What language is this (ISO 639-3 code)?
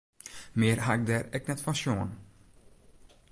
fry